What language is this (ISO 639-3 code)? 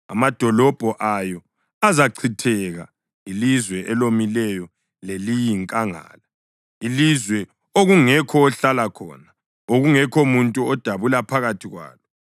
nde